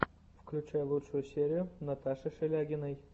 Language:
Russian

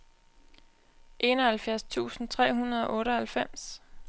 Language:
Danish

